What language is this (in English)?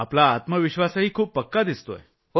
Marathi